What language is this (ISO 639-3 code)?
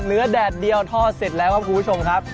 tha